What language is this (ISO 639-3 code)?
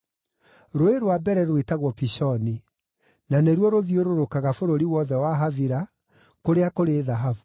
kik